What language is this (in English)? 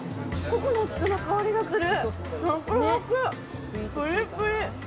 Japanese